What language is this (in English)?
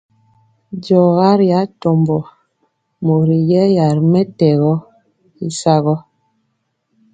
Mpiemo